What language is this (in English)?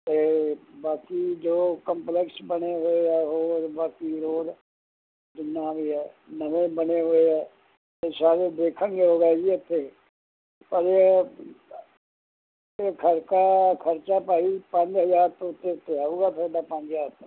Punjabi